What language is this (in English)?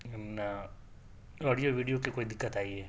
Urdu